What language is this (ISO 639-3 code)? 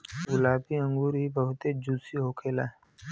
bho